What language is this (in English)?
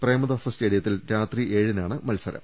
Malayalam